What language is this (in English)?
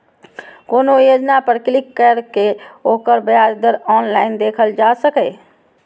Maithili